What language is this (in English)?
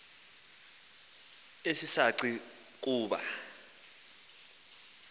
Xhosa